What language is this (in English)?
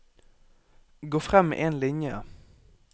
Norwegian